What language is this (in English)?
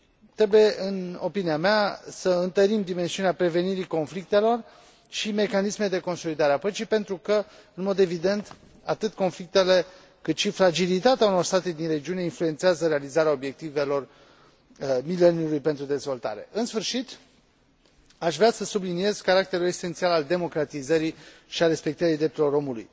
Romanian